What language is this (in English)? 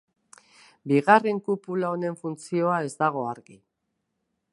Basque